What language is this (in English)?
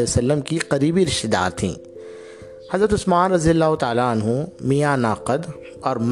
Urdu